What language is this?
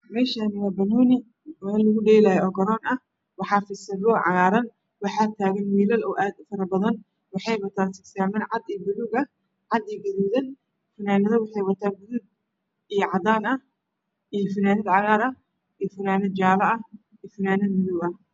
Somali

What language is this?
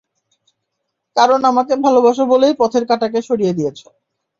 Bangla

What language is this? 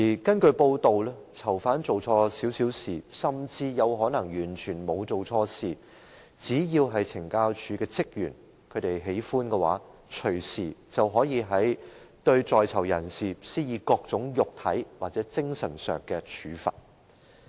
Cantonese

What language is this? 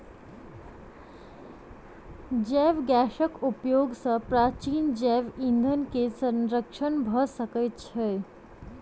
Maithili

